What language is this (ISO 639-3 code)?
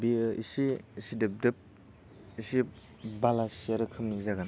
brx